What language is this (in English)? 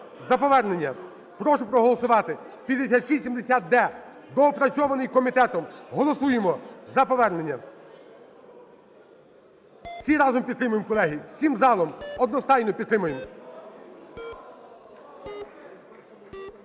Ukrainian